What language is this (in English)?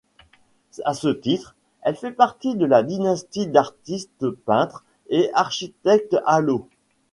French